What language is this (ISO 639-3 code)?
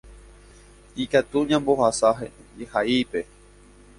grn